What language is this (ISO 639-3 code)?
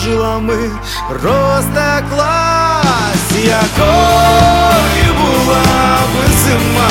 ukr